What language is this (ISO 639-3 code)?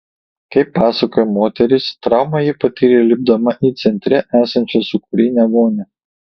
lit